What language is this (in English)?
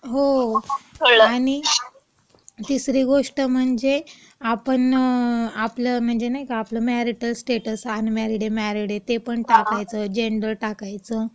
Marathi